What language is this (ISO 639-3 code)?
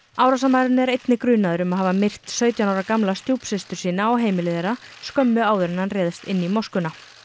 isl